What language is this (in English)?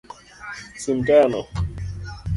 Luo (Kenya and Tanzania)